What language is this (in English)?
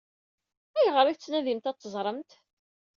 Kabyle